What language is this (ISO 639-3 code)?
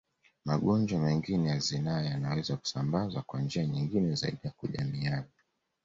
swa